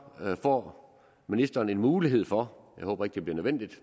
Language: Danish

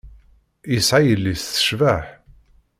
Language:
Kabyle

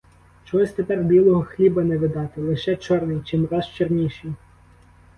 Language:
Ukrainian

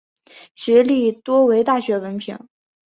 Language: Chinese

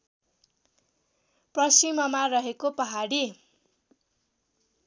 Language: Nepali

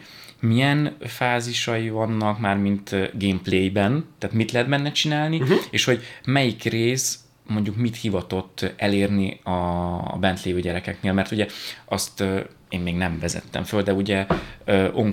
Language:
Hungarian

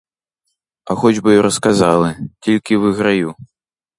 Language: Ukrainian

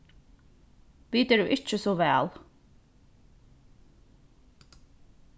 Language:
Faroese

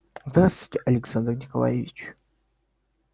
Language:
Russian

